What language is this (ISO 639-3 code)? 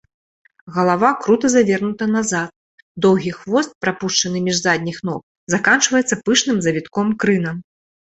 bel